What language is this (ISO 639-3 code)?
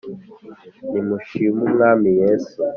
kin